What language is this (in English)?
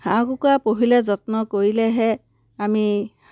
Assamese